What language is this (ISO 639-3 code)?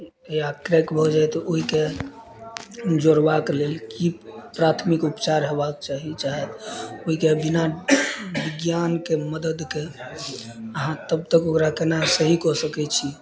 mai